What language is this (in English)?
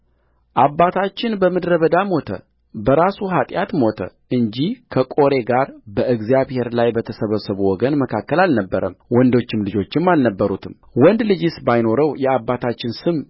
Amharic